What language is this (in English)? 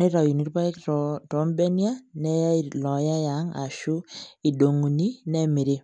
Masai